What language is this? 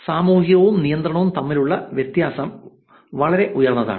Malayalam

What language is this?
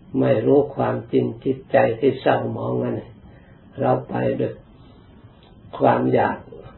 Thai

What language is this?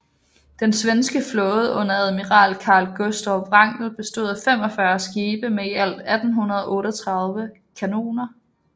Danish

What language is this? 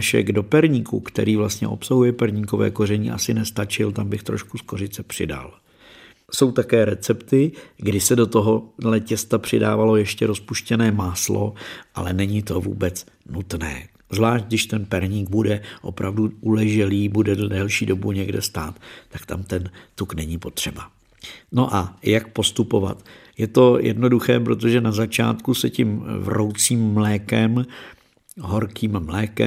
Czech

